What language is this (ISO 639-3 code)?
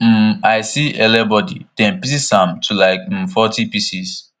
pcm